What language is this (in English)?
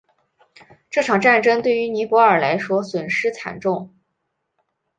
Chinese